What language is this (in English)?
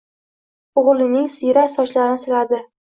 Uzbek